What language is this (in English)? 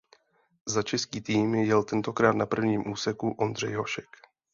Czech